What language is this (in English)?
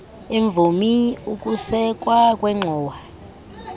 Xhosa